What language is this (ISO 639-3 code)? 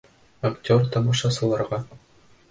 bak